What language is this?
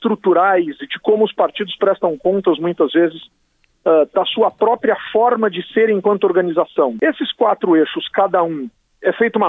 Portuguese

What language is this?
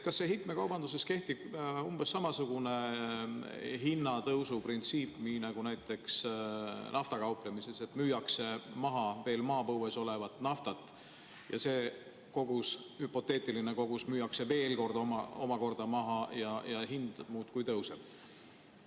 Estonian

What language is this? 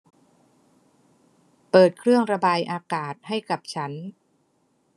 Thai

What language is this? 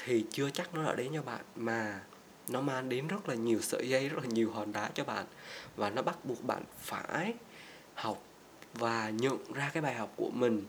Vietnamese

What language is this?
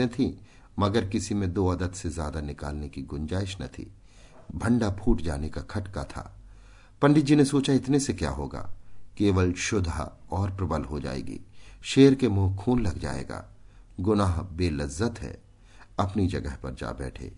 Hindi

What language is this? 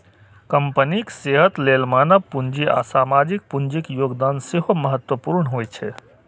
Maithili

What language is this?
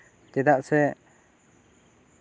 Santali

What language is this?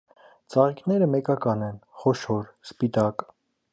Armenian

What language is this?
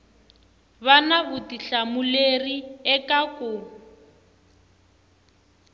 Tsonga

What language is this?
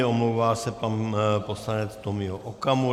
Czech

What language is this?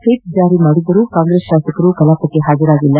Kannada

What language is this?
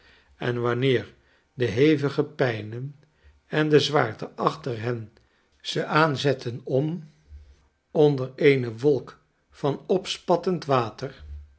Dutch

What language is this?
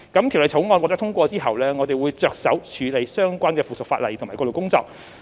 Cantonese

